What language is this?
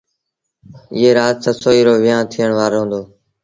Sindhi Bhil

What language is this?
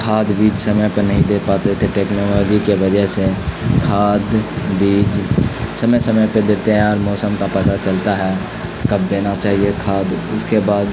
Urdu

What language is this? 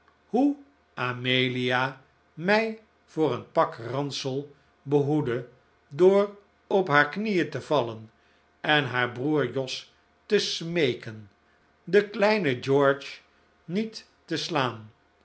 Dutch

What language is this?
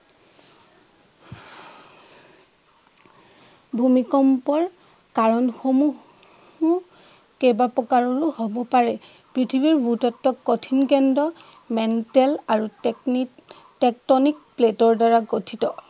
Assamese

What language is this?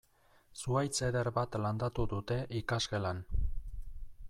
Basque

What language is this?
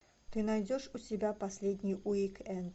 Russian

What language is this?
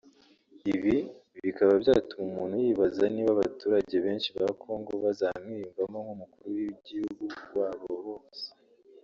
Kinyarwanda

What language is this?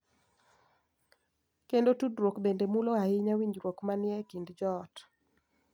Luo (Kenya and Tanzania)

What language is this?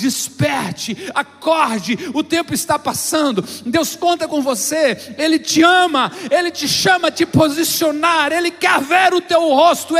Portuguese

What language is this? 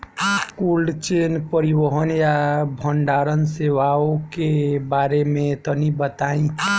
Bhojpuri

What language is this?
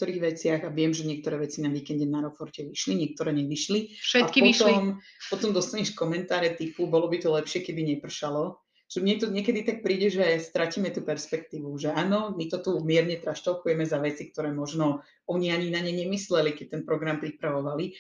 Slovak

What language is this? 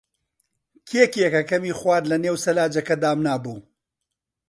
Central Kurdish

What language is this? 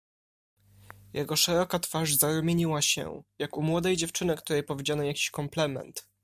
Polish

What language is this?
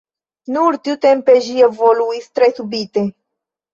Esperanto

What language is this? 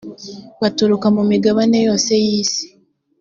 Kinyarwanda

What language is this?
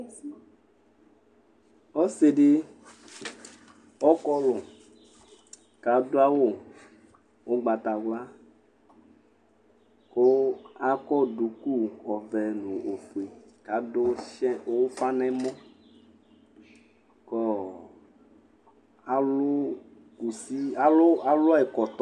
Ikposo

